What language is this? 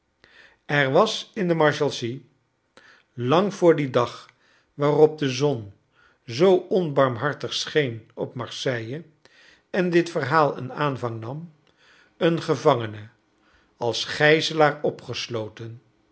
Dutch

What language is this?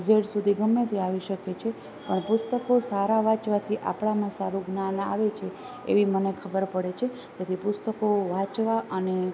Gujarati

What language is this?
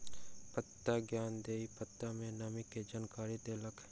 Maithili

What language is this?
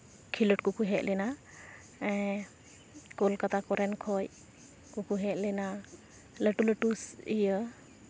Santali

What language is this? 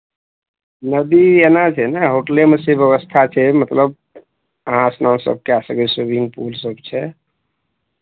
Maithili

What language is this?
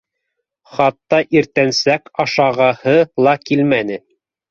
Bashkir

